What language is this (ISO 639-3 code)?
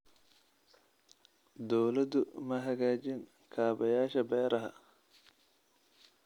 som